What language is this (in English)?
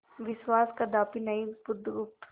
Hindi